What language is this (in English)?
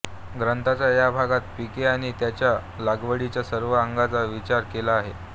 Marathi